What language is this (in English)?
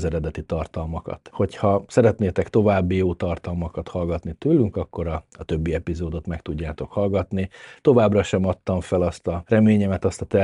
Hungarian